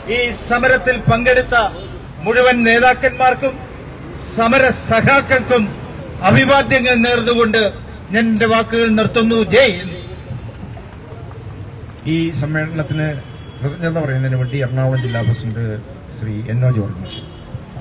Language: Malayalam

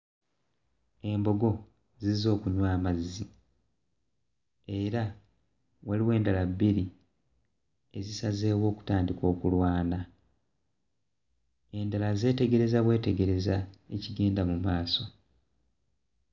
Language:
Ganda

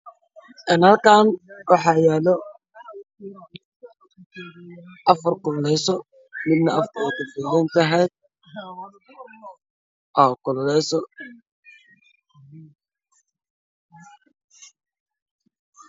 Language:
Somali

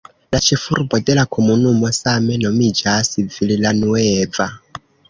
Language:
Esperanto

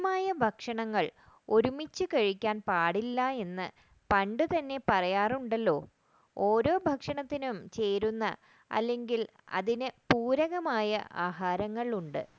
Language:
Malayalam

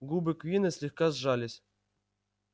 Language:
Russian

